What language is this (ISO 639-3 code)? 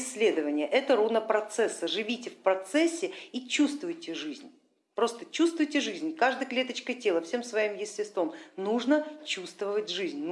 rus